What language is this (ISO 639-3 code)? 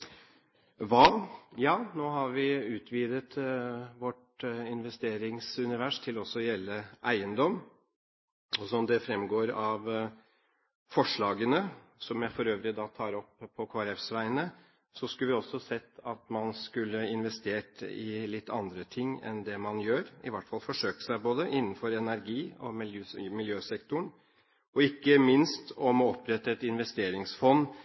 nob